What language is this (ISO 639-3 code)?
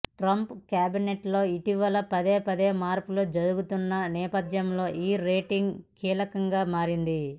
tel